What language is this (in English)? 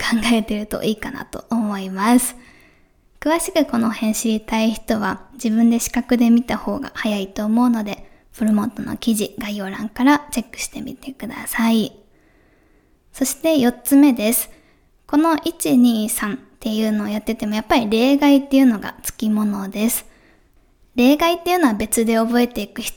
Japanese